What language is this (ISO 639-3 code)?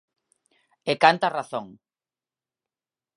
glg